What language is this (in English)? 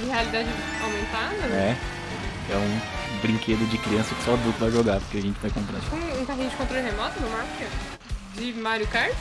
Portuguese